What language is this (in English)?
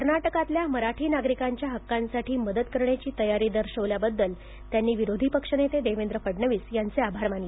Marathi